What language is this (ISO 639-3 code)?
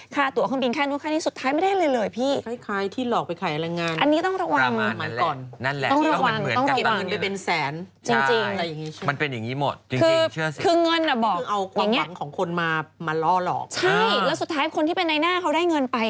tha